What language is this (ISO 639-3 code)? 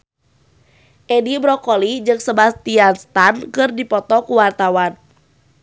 sun